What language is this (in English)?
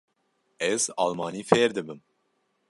Kurdish